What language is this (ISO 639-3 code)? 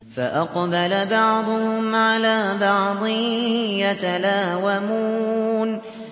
ara